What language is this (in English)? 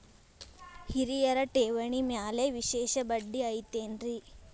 Kannada